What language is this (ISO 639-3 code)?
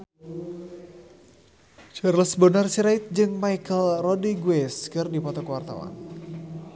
sun